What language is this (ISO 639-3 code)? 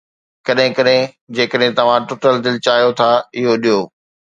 snd